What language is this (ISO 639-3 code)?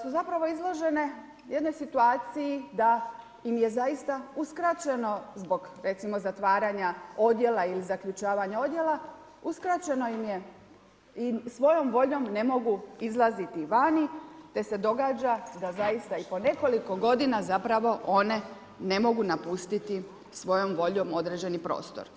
hrv